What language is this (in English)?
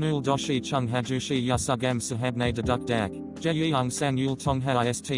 Korean